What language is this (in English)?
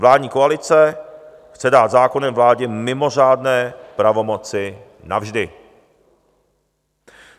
Czech